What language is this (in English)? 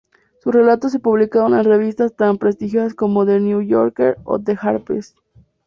Spanish